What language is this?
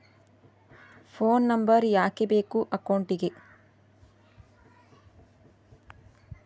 Kannada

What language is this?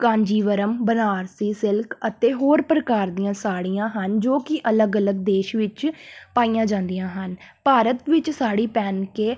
Punjabi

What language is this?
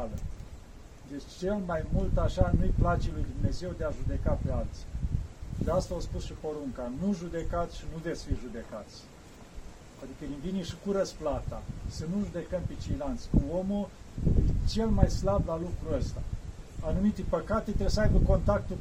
Romanian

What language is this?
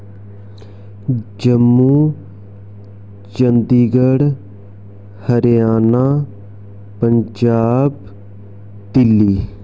Dogri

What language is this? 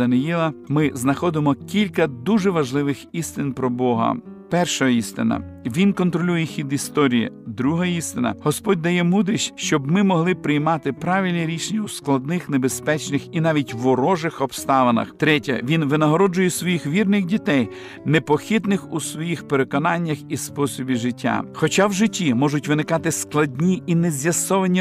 Ukrainian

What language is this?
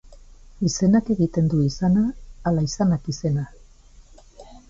Basque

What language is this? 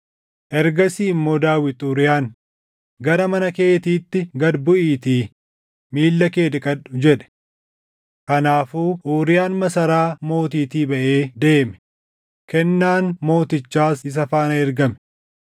Oromo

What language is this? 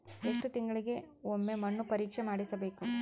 Kannada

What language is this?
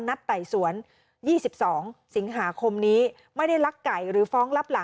Thai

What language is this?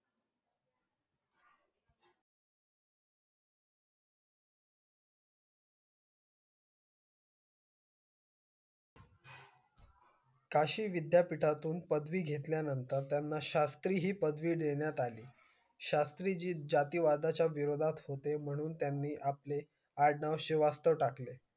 Marathi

